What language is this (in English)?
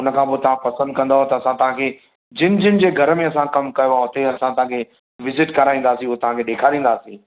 Sindhi